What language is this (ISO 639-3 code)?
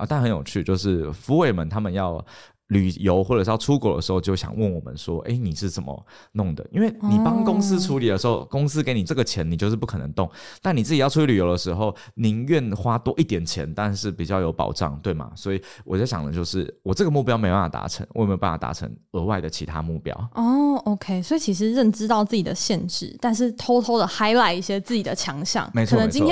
zho